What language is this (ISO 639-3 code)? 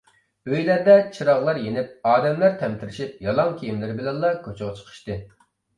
uig